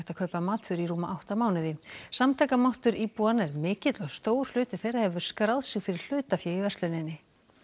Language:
Icelandic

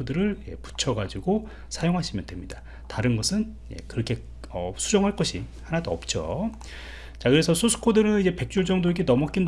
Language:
Korean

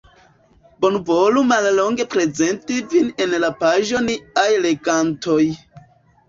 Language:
Esperanto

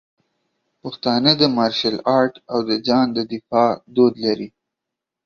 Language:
Pashto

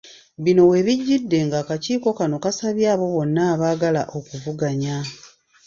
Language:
Ganda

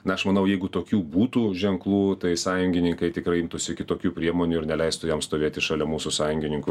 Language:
Lithuanian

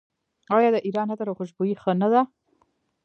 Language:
Pashto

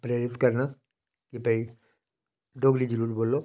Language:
Dogri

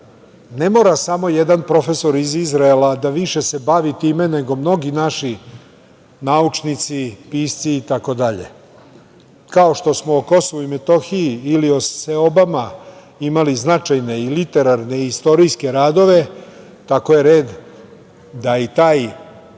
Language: Serbian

